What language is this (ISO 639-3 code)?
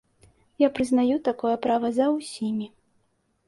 bel